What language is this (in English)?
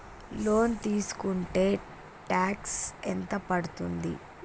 Telugu